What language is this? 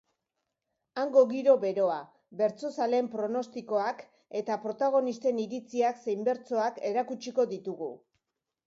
Basque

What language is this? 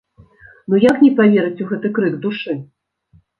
Belarusian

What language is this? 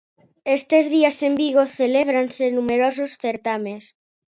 Galician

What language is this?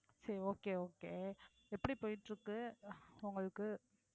Tamil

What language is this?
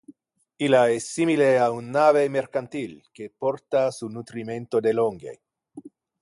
Interlingua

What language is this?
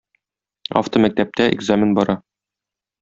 Tatar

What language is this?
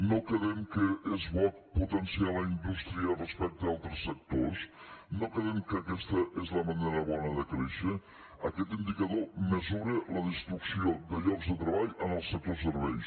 Catalan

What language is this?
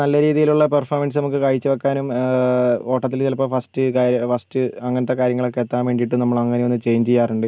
Malayalam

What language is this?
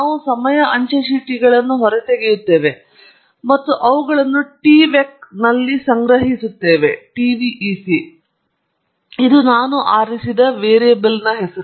Kannada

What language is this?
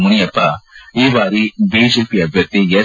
Kannada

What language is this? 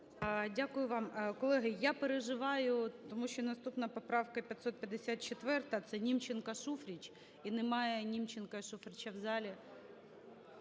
Ukrainian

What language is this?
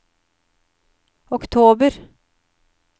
Norwegian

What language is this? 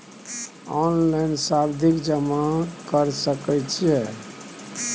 Maithili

